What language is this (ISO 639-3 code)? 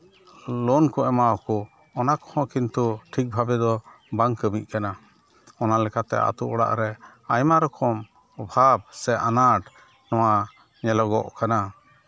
sat